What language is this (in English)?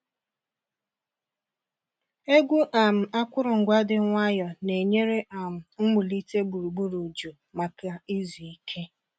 Igbo